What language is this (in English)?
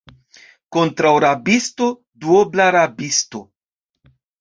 Esperanto